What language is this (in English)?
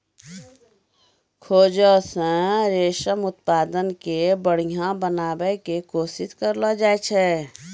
Maithili